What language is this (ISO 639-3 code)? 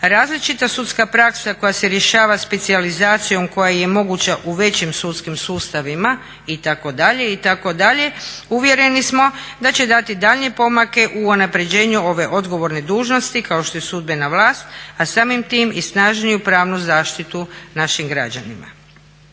hrv